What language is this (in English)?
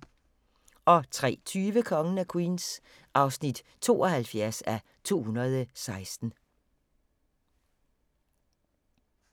Danish